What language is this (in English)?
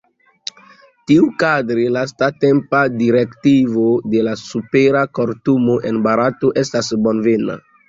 Esperanto